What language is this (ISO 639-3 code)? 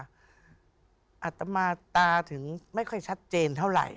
tha